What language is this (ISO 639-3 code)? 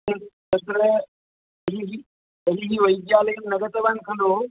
san